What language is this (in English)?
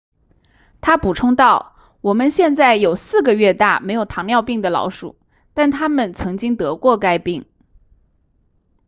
Chinese